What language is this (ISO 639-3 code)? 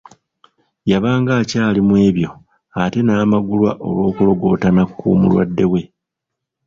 lug